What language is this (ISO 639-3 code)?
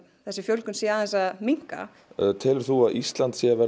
isl